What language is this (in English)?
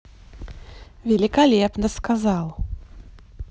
Russian